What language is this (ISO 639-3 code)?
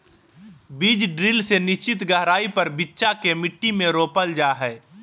mag